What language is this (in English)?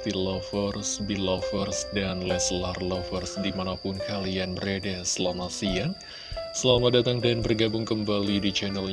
Indonesian